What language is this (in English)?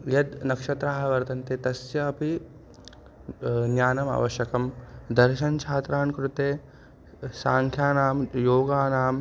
Sanskrit